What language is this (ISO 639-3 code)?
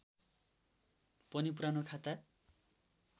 nep